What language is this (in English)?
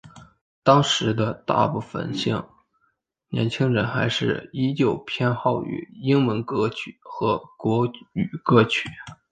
Chinese